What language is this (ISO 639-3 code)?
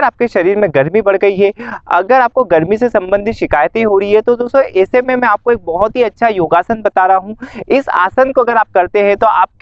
hin